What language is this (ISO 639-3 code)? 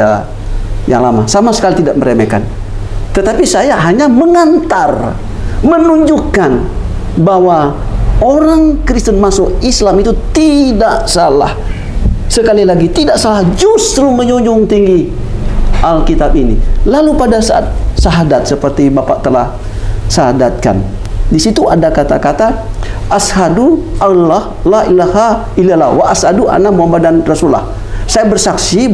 ind